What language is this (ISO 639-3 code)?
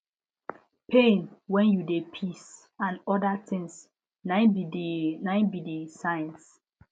pcm